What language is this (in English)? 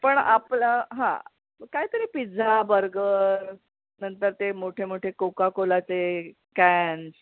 Marathi